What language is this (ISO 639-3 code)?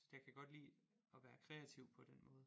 dan